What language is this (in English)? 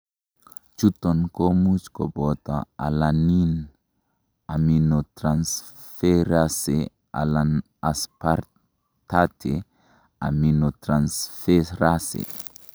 Kalenjin